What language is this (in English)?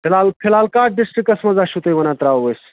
Kashmiri